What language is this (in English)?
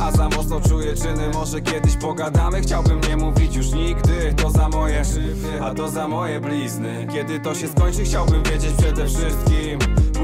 Polish